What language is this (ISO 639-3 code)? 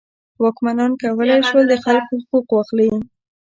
pus